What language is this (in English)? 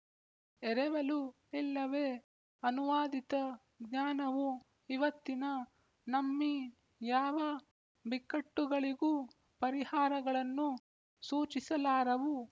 Kannada